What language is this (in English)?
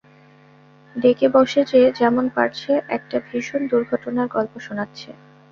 Bangla